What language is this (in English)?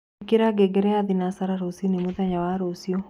Kikuyu